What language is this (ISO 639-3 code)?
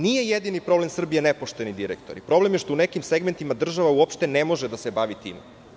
srp